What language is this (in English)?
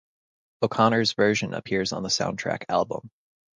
English